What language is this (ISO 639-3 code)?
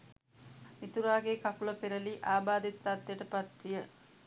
sin